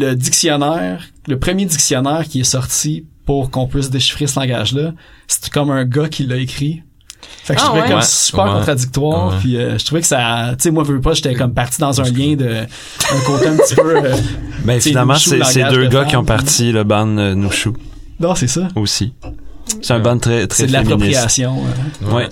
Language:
French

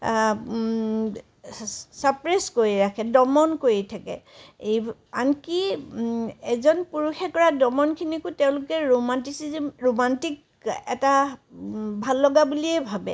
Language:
Assamese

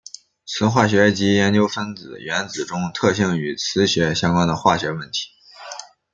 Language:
Chinese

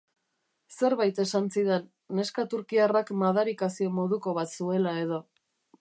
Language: Basque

